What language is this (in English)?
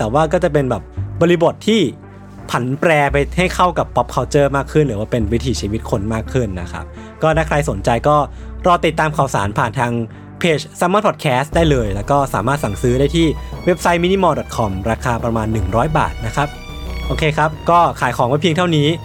Thai